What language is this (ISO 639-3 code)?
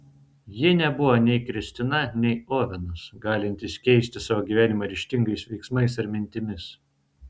lit